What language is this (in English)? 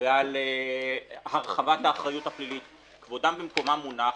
Hebrew